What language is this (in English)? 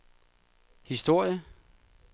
Danish